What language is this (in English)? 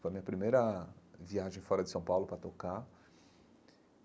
Portuguese